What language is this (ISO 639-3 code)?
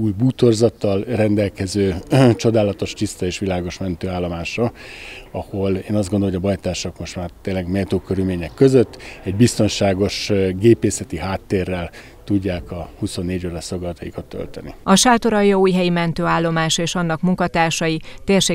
hun